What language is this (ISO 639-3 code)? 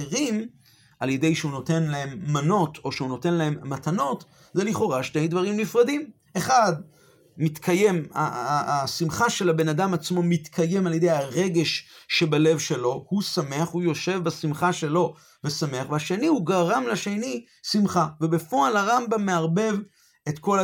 heb